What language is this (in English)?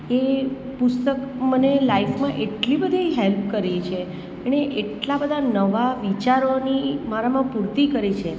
Gujarati